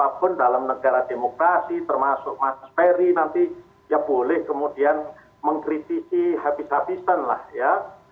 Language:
Indonesian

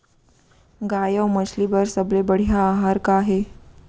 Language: Chhattisgarhi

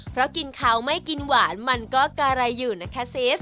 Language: Thai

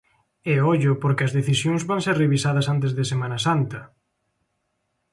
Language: Galician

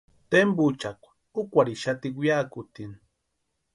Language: Western Highland Purepecha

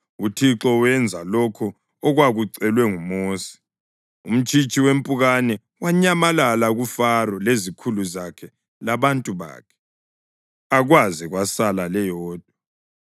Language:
North Ndebele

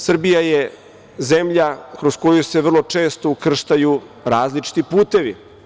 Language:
Serbian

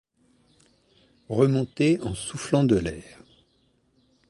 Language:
French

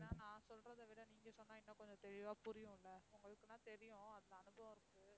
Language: Tamil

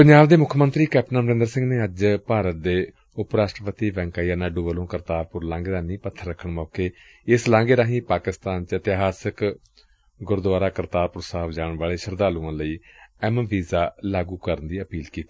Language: Punjabi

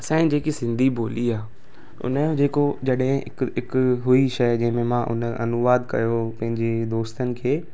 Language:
Sindhi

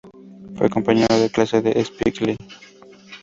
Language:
Spanish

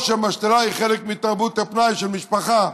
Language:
Hebrew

